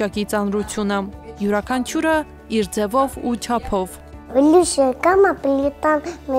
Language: Romanian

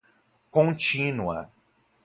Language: Portuguese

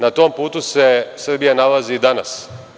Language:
Serbian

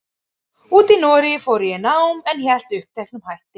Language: Icelandic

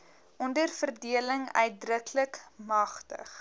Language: Afrikaans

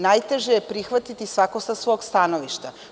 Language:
Serbian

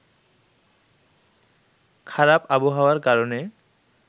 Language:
Bangla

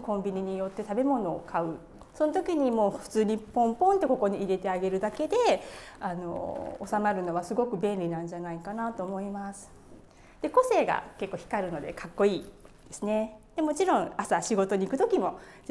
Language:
Japanese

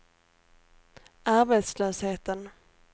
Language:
Swedish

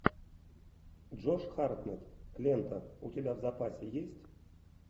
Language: Russian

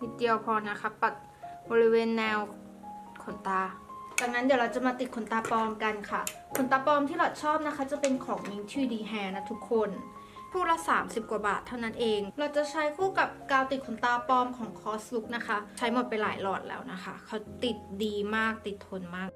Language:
Thai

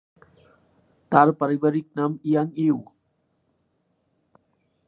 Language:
Bangla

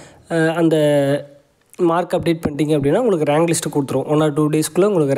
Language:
Tamil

